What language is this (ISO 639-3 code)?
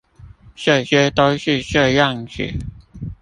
zho